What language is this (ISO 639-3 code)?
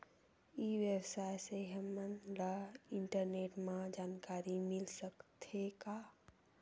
hne